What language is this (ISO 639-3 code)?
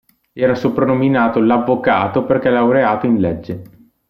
ita